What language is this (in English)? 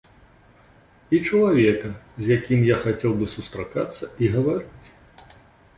Belarusian